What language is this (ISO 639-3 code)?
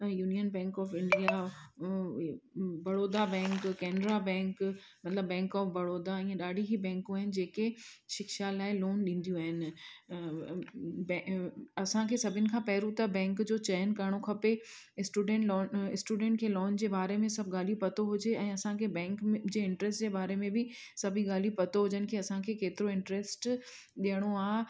snd